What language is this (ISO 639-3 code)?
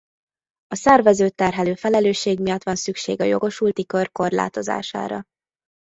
hun